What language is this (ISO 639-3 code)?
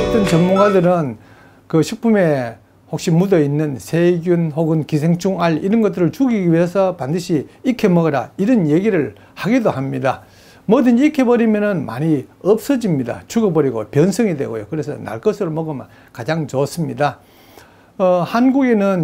kor